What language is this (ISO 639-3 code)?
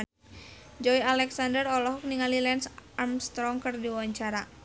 sun